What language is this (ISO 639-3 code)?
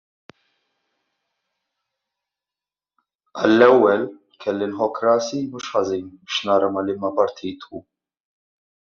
mlt